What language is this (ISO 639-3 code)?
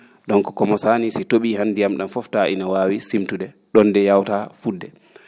ful